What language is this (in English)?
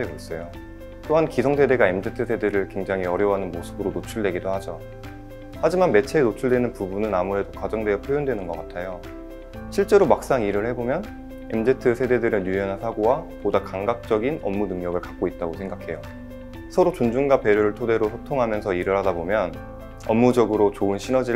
Korean